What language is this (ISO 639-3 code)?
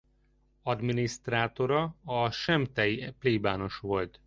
hun